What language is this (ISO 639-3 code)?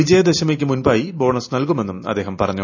mal